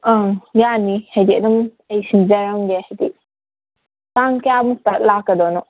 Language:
Manipuri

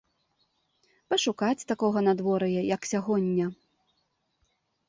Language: Belarusian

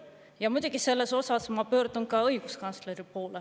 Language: Estonian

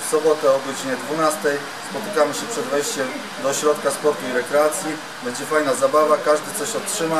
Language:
Polish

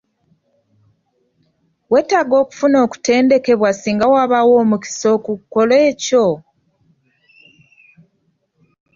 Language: Ganda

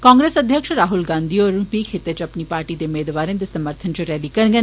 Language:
Dogri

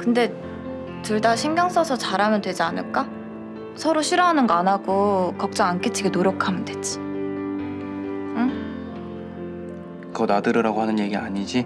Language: Korean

